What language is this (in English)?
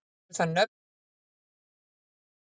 Icelandic